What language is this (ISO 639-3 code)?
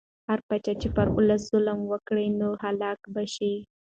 pus